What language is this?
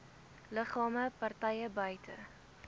Afrikaans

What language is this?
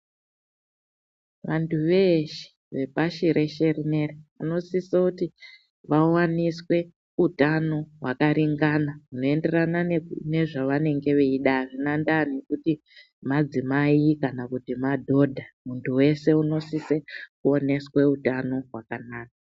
Ndau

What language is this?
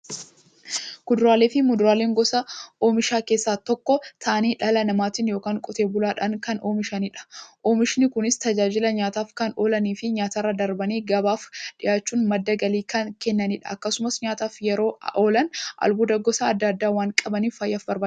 Oromo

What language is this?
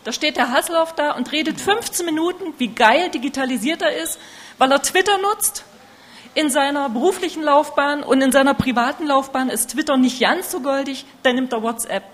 German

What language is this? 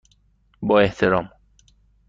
Persian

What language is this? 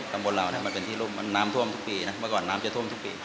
Thai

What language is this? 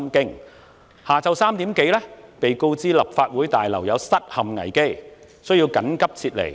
Cantonese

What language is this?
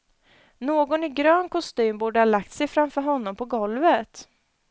Swedish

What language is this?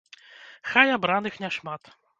Belarusian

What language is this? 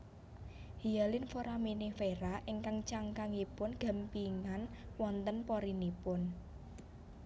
Javanese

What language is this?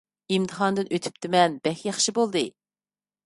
Uyghur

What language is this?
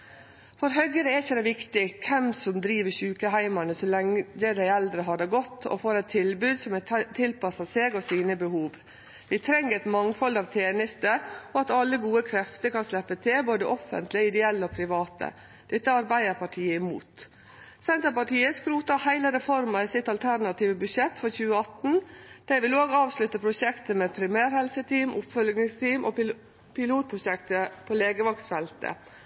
Norwegian Nynorsk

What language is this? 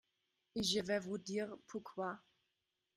French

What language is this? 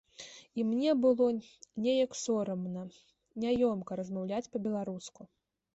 Belarusian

